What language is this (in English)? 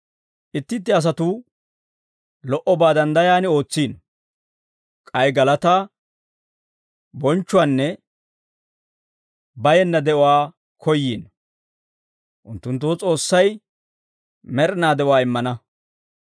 Dawro